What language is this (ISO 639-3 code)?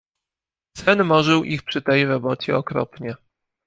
pol